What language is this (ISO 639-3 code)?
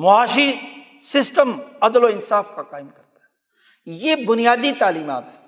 urd